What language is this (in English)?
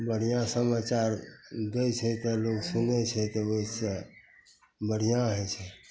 Maithili